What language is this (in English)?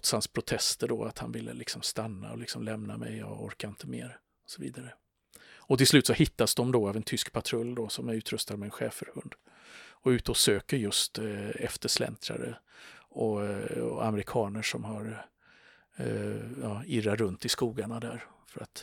Swedish